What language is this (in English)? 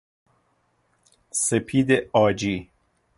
Persian